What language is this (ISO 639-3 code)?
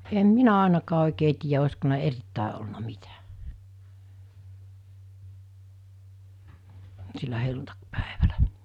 fin